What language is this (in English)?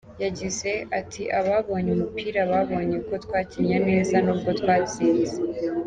Kinyarwanda